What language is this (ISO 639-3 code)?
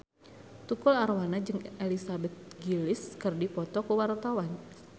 sun